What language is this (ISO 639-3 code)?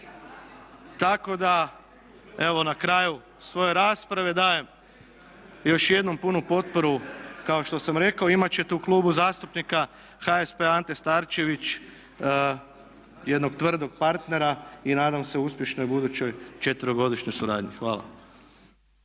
hrv